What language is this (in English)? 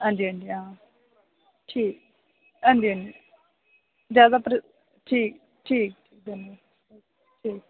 Dogri